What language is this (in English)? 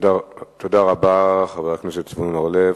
Hebrew